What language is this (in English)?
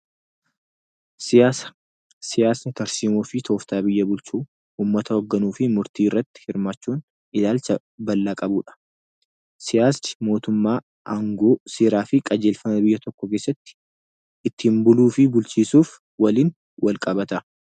Oromo